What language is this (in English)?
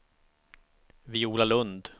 Swedish